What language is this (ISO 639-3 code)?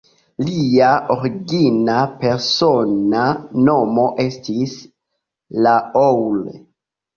epo